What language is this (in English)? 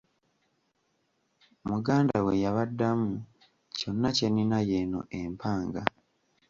Ganda